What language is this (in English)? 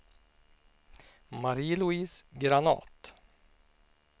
Swedish